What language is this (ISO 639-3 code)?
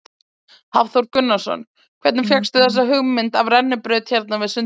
isl